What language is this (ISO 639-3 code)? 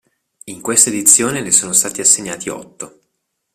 ita